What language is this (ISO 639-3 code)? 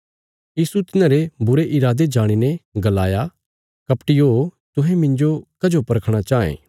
kfs